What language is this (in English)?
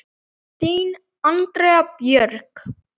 Icelandic